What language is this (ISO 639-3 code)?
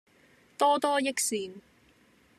yue